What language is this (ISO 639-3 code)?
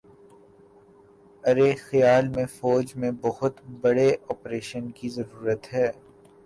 urd